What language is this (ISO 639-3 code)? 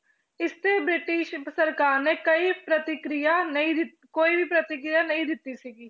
pan